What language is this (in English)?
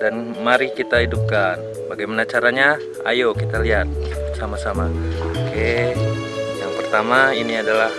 Indonesian